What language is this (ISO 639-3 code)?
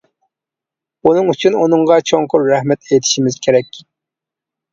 uig